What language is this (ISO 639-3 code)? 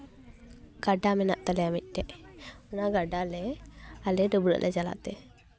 sat